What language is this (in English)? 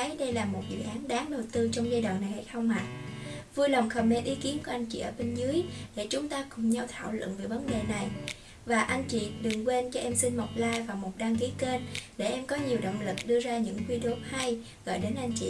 Vietnamese